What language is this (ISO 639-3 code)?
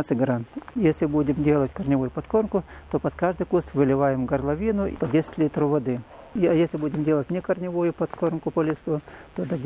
rus